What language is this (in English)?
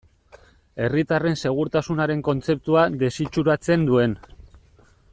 Basque